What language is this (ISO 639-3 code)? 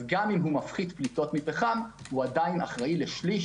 heb